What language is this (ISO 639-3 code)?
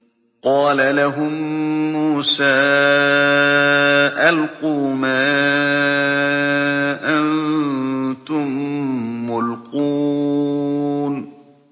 ara